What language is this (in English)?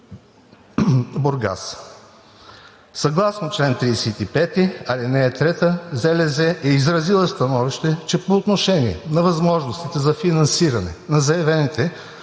Bulgarian